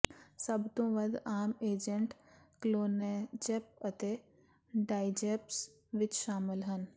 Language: Punjabi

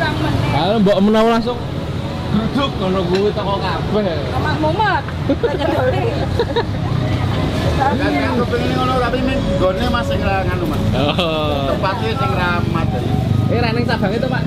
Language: Indonesian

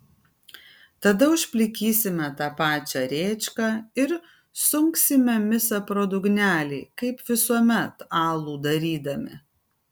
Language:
Lithuanian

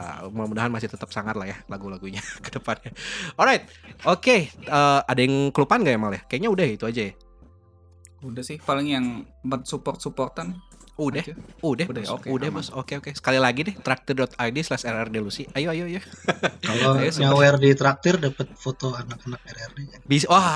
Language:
Indonesian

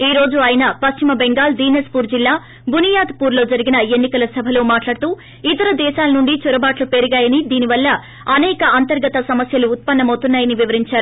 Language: Telugu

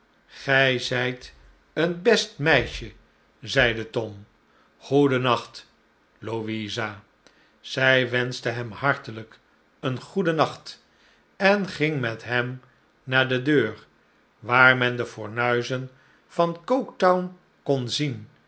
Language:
Dutch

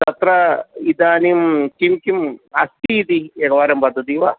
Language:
Sanskrit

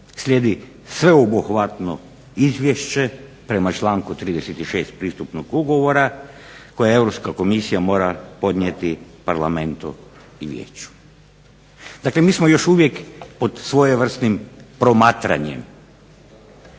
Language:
Croatian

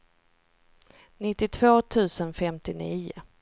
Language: Swedish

